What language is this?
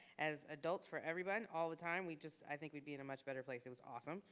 English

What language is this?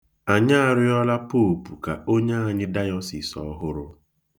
Igbo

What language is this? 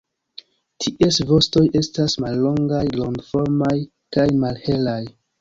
Esperanto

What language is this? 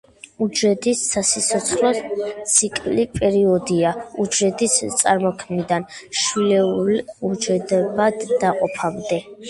Georgian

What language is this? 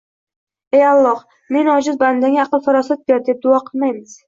Uzbek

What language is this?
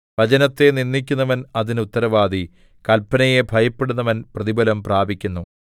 Malayalam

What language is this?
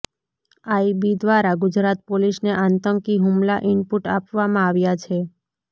Gujarati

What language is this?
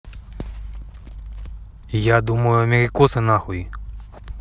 Russian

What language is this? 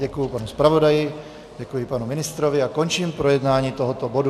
Czech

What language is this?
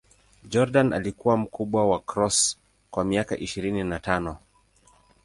Swahili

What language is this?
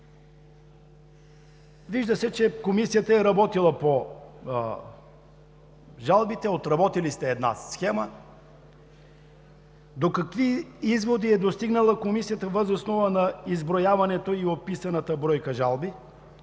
Bulgarian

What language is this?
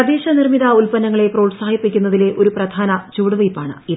Malayalam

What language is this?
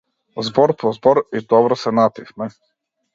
Macedonian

